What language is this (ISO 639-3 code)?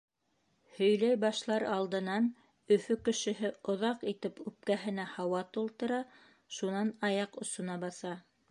bak